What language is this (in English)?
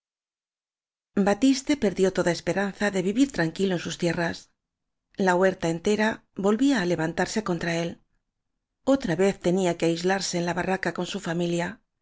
Spanish